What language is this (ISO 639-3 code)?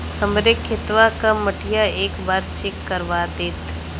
bho